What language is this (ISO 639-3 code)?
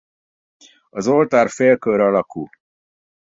hun